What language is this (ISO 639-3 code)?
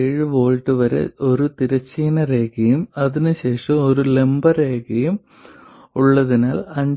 mal